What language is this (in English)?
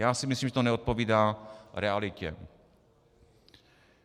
Czech